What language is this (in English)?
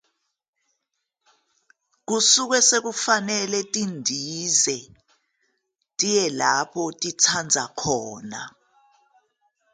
Zulu